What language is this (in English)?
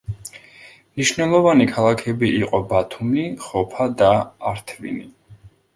Georgian